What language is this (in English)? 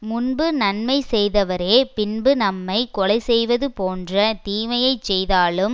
Tamil